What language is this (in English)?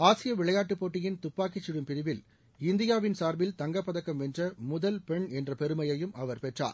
Tamil